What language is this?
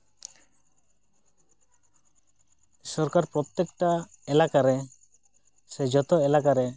Santali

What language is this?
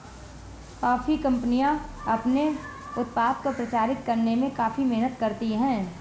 Hindi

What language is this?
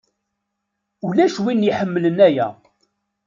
Kabyle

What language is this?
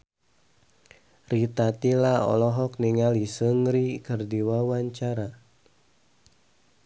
Sundanese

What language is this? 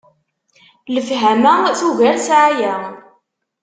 Kabyle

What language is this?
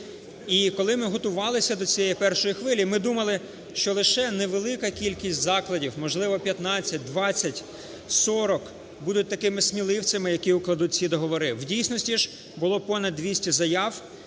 Ukrainian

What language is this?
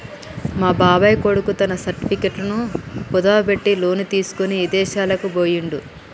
Telugu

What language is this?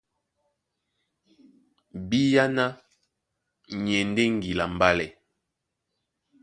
Duala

